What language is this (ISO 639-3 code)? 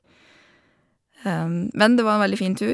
nor